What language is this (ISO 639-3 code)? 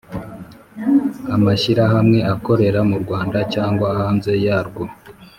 kin